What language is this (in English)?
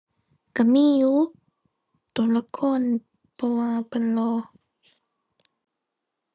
Thai